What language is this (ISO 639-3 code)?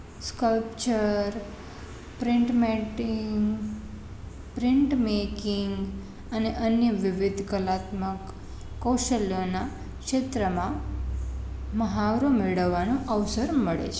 guj